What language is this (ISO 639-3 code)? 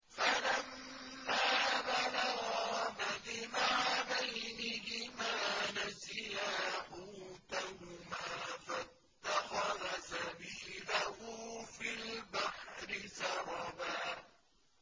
ara